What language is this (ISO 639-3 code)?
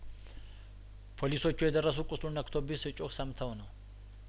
amh